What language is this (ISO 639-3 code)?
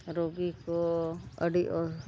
sat